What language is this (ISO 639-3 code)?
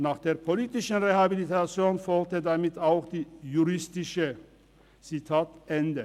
gsw